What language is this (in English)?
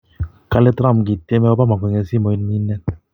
Kalenjin